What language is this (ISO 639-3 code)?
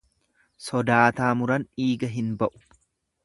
orm